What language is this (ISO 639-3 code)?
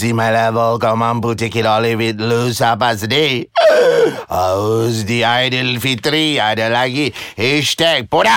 msa